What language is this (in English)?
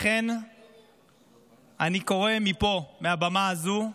Hebrew